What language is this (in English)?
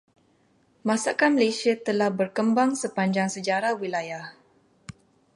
Malay